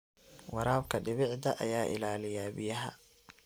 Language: Somali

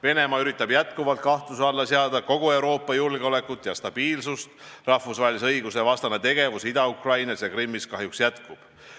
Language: Estonian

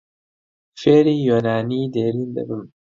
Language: Central Kurdish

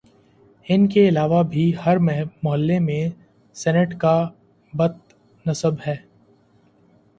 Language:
Urdu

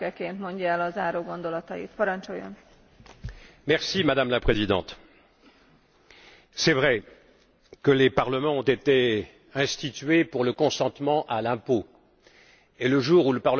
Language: French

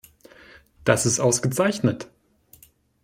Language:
German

